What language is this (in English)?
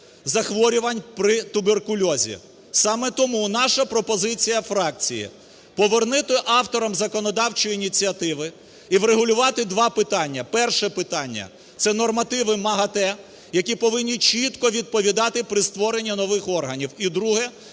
Ukrainian